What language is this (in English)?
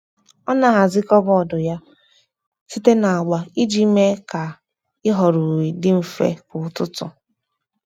Igbo